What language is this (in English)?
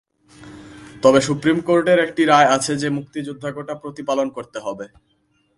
Bangla